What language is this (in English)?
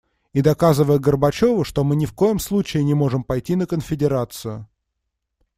Russian